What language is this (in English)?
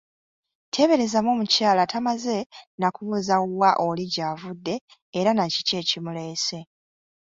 Ganda